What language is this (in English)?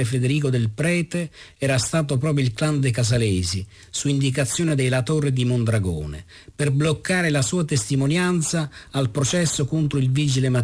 Italian